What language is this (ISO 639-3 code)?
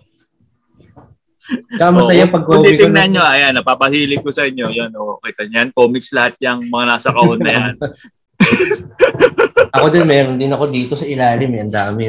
fil